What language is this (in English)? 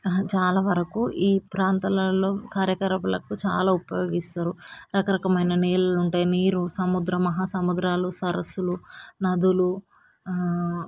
Telugu